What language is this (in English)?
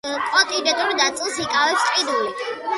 Georgian